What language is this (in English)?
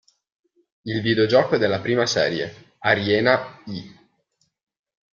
Italian